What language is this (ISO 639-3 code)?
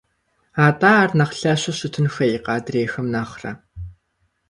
kbd